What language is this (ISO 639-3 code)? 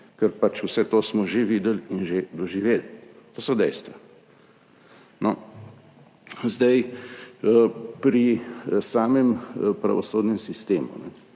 slv